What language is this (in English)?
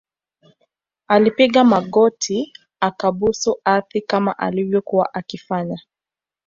Swahili